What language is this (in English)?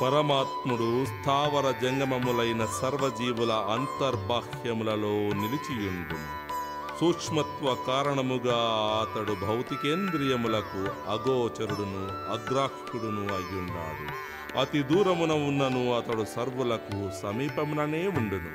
Telugu